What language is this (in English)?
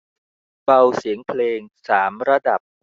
Thai